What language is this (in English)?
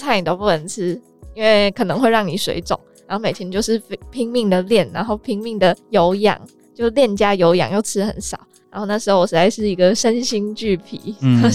Chinese